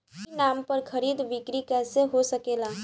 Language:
Bhojpuri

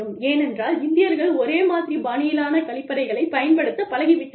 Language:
Tamil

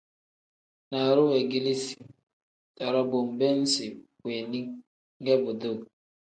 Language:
Tem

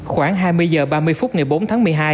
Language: Vietnamese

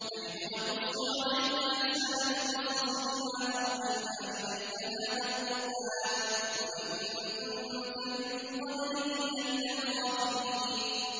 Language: Arabic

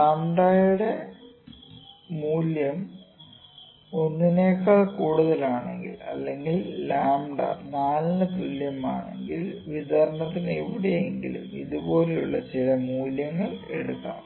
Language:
Malayalam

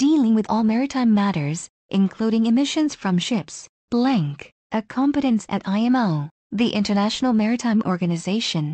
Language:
Korean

